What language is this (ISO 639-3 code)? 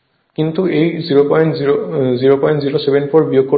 ben